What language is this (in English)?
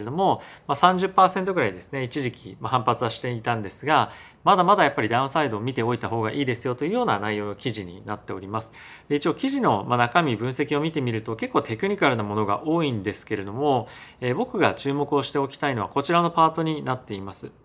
Japanese